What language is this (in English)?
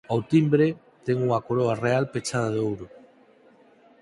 Galician